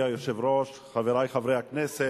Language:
Hebrew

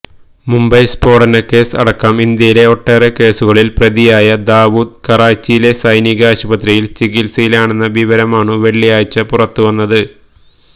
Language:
Malayalam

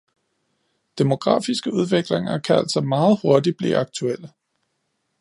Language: Danish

